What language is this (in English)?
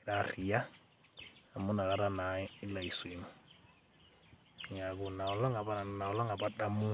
Masai